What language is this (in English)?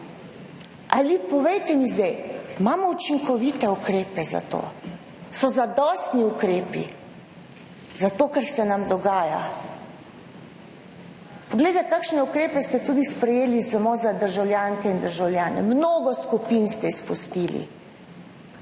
Slovenian